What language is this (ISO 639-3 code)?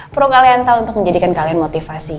ind